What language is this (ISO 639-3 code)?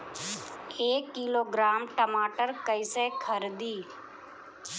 bho